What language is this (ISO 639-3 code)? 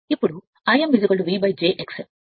tel